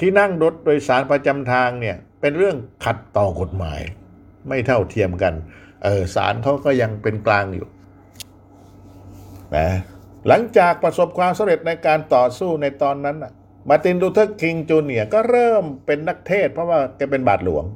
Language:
Thai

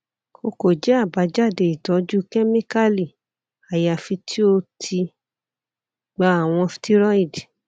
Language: Yoruba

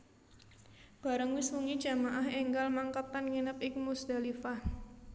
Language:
Javanese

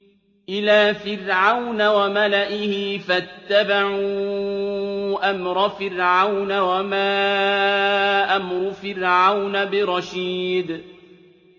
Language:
Arabic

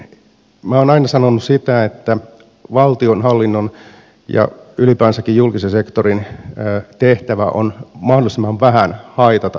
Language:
Finnish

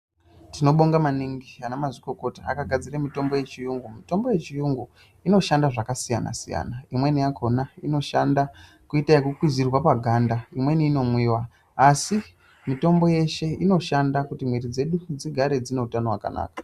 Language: Ndau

